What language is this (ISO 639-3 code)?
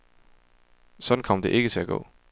dan